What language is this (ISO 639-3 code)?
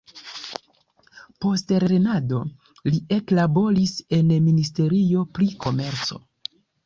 epo